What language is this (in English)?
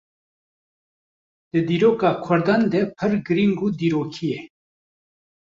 Kurdish